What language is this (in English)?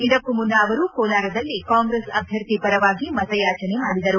Kannada